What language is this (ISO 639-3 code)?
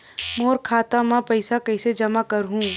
hne